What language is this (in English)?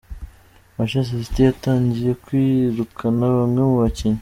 Kinyarwanda